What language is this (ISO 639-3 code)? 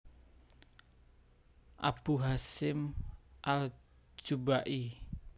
jav